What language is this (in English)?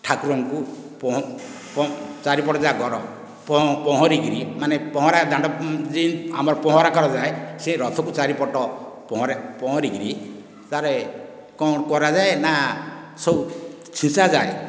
Odia